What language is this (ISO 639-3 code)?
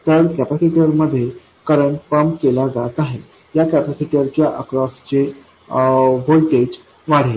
mar